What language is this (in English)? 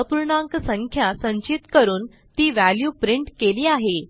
Marathi